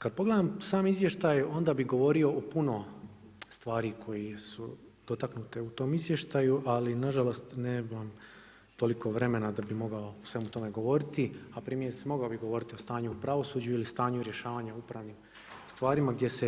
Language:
Croatian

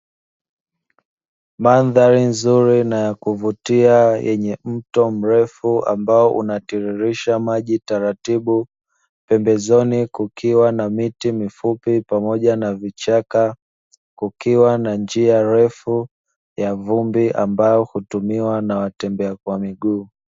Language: Swahili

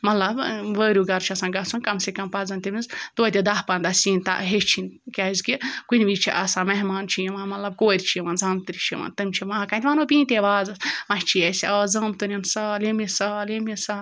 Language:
Kashmiri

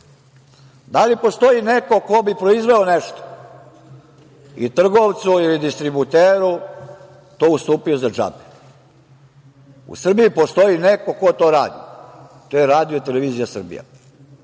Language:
Serbian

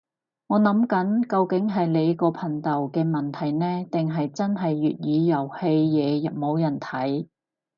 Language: Cantonese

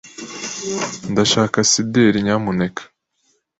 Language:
Kinyarwanda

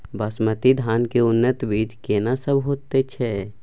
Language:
Maithili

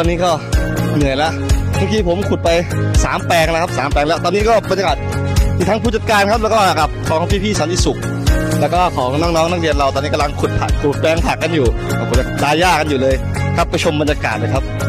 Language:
Thai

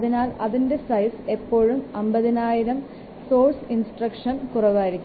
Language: Malayalam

